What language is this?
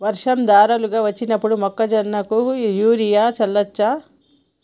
Telugu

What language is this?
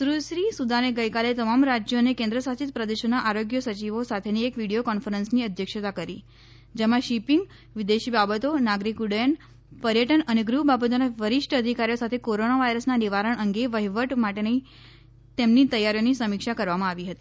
Gujarati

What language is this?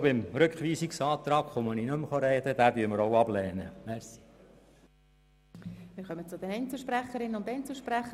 Swiss German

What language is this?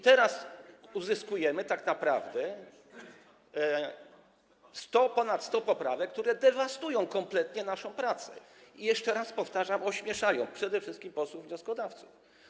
Polish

